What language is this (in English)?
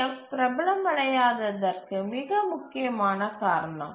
Tamil